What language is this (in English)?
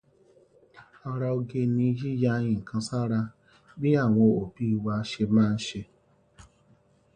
Yoruba